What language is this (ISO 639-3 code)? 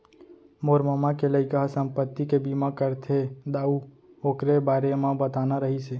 hne